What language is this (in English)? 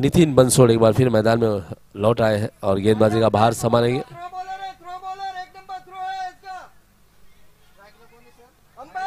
Hindi